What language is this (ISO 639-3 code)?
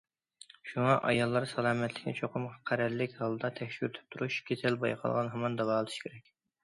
uig